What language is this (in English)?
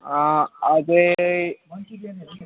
Nepali